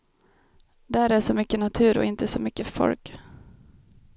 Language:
Swedish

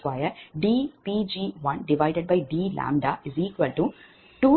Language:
Tamil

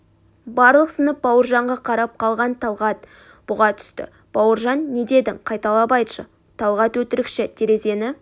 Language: Kazakh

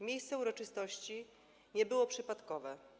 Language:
Polish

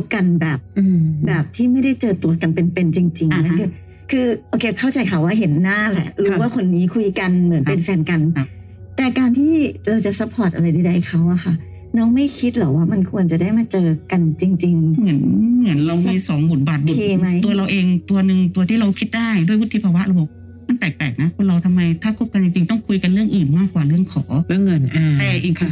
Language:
Thai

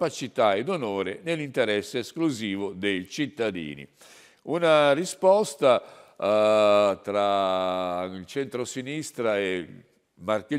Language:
Italian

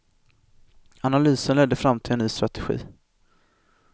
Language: Swedish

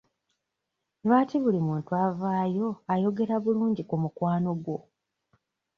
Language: Ganda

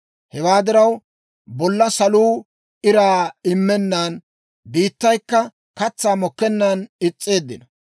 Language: Dawro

